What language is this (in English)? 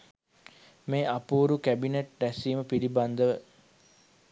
Sinhala